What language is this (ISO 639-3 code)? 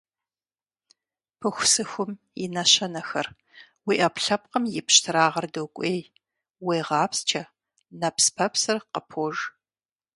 kbd